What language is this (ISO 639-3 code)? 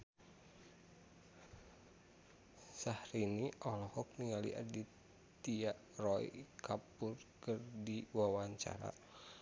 sun